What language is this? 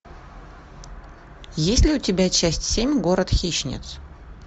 Russian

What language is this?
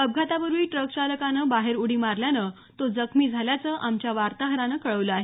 Marathi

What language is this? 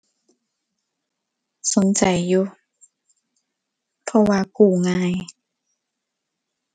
Thai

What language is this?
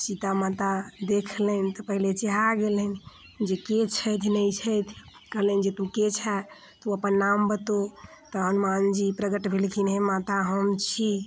Maithili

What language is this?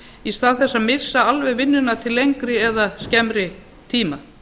Icelandic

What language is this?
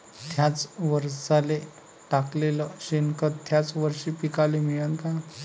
Marathi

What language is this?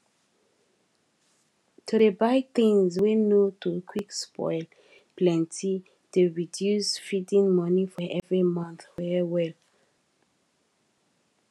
Nigerian Pidgin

